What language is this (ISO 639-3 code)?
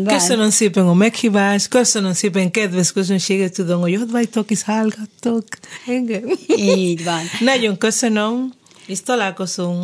hun